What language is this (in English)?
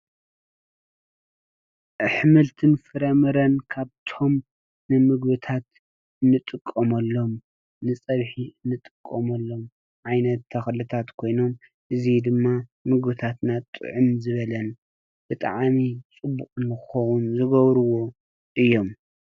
Tigrinya